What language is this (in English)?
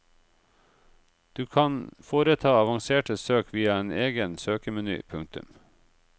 Norwegian